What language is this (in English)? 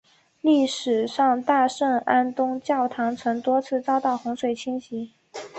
Chinese